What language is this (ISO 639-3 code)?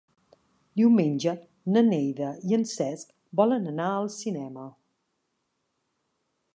cat